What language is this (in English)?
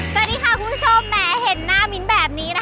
Thai